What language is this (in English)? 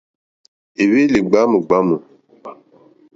Mokpwe